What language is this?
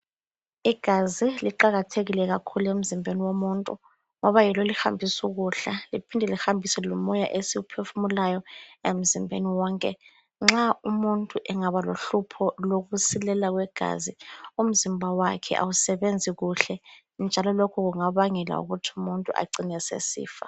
North Ndebele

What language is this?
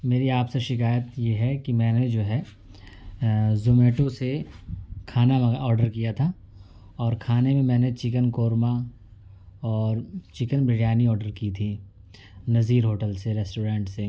Urdu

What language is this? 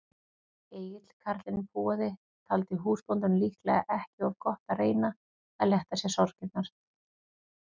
Icelandic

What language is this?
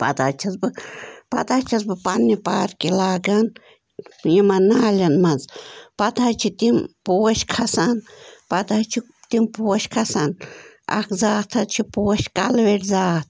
Kashmiri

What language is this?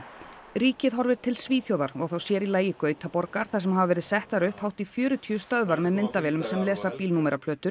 Icelandic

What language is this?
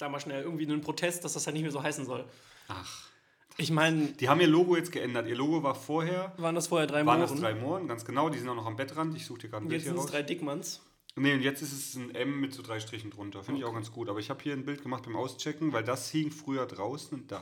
German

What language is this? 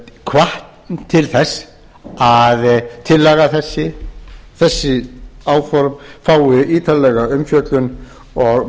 Icelandic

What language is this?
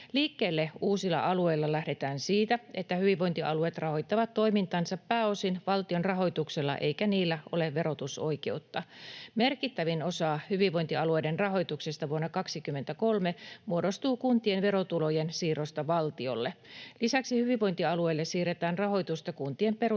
Finnish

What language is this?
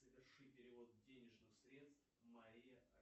Russian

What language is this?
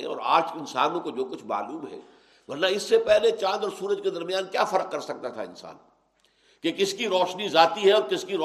Urdu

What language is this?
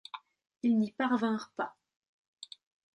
French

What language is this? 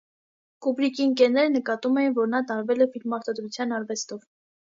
Armenian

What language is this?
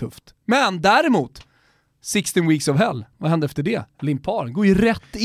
Swedish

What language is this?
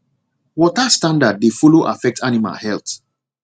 Nigerian Pidgin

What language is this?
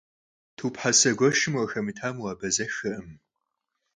Kabardian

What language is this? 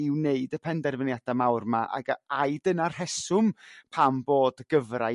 Welsh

